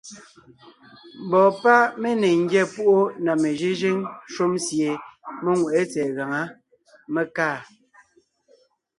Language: Ngiemboon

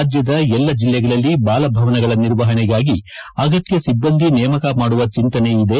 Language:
Kannada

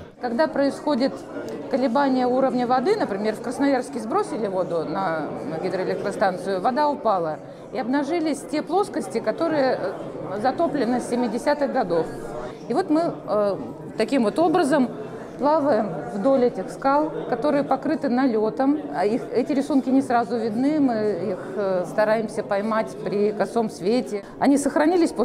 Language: Russian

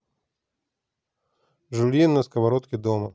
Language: Russian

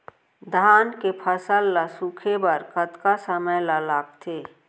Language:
Chhattisgarhi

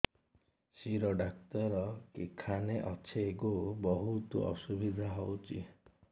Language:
Odia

